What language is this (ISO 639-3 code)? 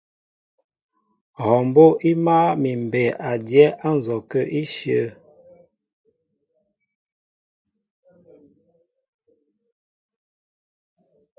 mbo